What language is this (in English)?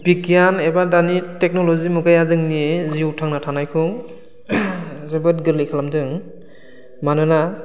Bodo